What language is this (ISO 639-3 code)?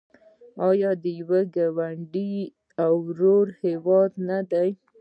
pus